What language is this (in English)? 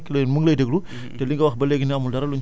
Wolof